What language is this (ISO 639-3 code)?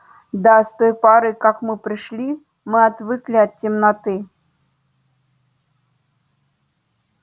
rus